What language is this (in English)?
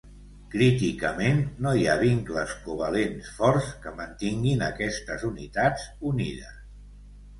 Catalan